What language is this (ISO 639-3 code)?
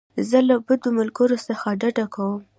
pus